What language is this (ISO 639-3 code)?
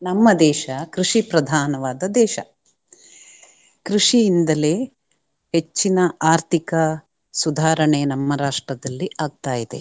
kan